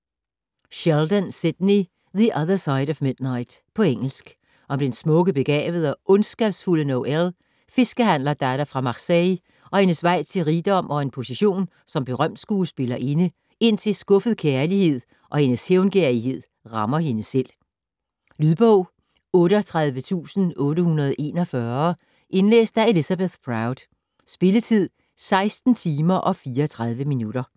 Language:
Danish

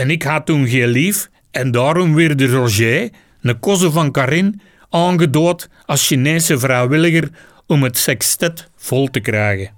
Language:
Dutch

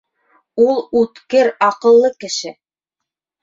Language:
Bashkir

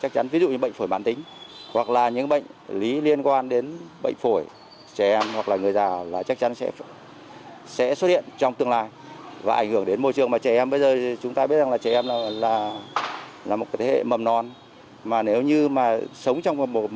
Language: Vietnamese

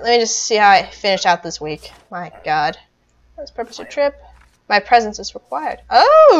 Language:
English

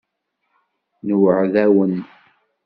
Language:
Kabyle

